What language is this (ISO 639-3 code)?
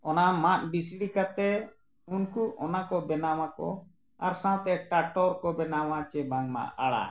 sat